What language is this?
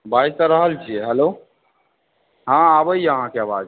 Maithili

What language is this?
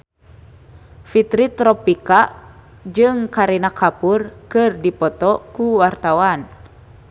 Sundanese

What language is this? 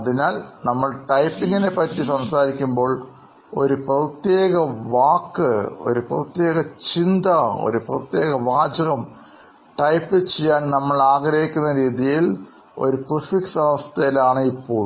Malayalam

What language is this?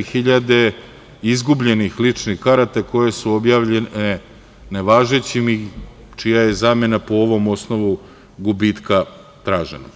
Serbian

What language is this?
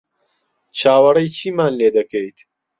Central Kurdish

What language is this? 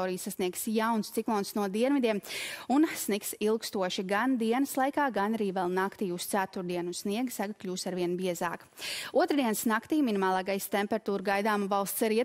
Latvian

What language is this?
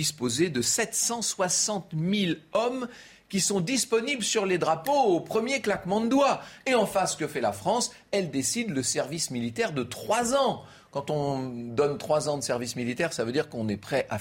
French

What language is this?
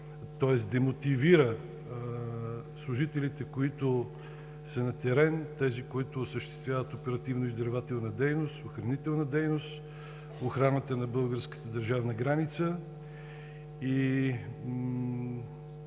Bulgarian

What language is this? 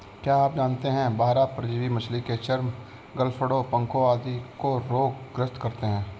Hindi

